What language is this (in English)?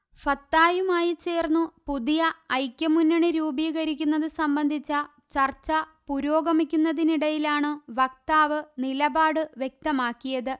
Malayalam